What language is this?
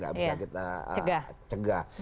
Indonesian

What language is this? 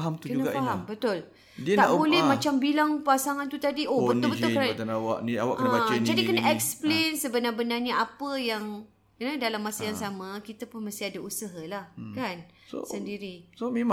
Malay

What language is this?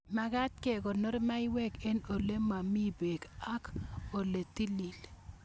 Kalenjin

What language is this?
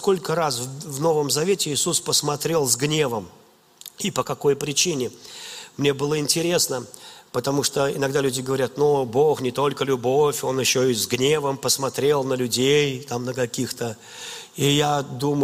Russian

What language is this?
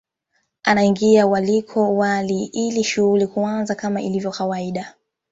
Swahili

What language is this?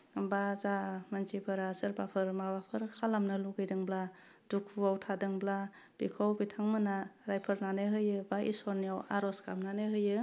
Bodo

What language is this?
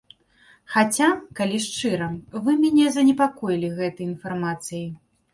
Belarusian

